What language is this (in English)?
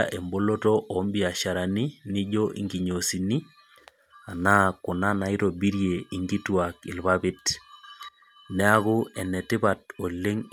Masai